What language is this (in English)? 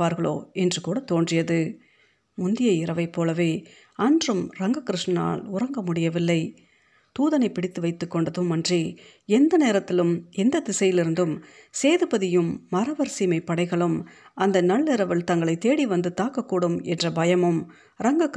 Tamil